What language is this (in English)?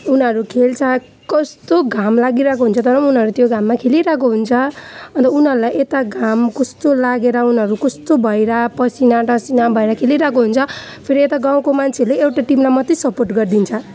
Nepali